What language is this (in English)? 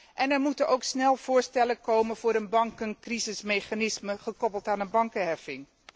Dutch